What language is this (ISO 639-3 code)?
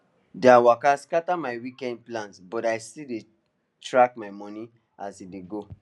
pcm